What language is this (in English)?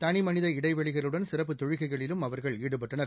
Tamil